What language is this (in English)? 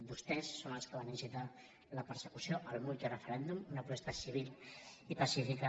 Catalan